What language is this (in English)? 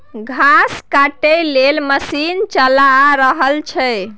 Maithili